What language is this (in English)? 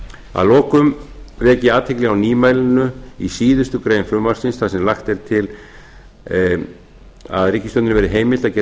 Icelandic